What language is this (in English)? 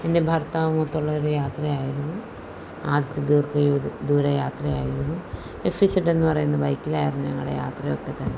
Malayalam